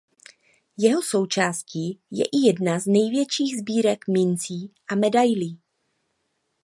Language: Czech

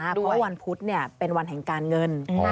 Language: Thai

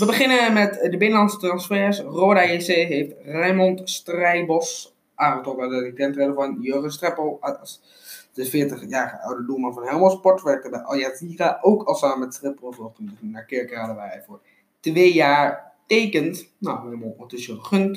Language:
Dutch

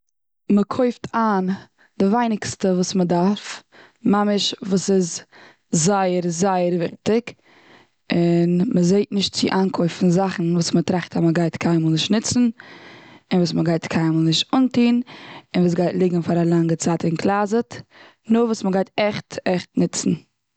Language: Yiddish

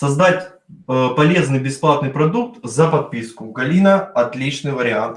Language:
Russian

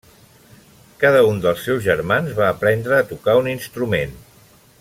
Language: Catalan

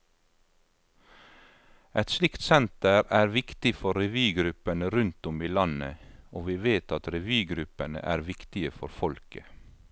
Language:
Norwegian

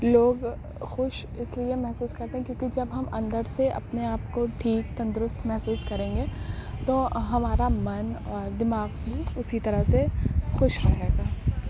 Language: Urdu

